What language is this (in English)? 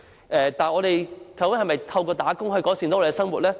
Cantonese